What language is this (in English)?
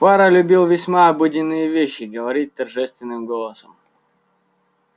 Russian